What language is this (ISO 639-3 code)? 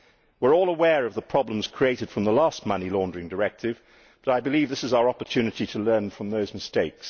eng